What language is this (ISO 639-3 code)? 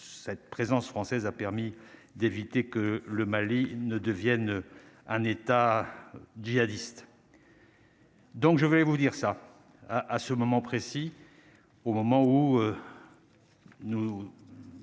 fra